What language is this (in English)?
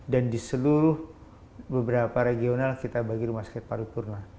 Indonesian